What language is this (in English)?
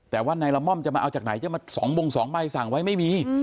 Thai